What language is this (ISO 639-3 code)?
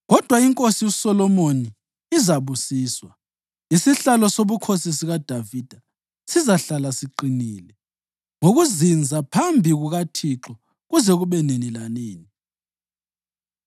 nde